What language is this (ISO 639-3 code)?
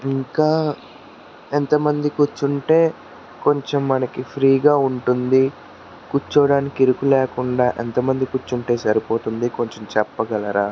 tel